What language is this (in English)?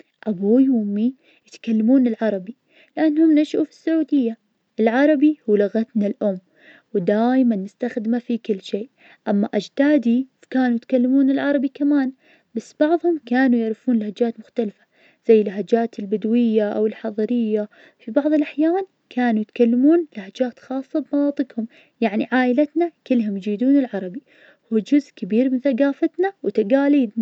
Najdi Arabic